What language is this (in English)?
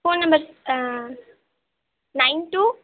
Tamil